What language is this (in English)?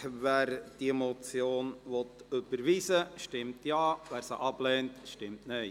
Swiss German